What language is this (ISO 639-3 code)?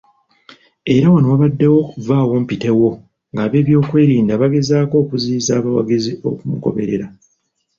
lug